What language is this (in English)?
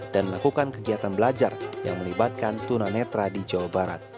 Indonesian